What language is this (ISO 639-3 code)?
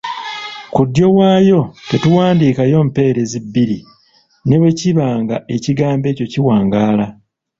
lug